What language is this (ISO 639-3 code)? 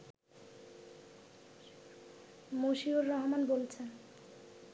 ben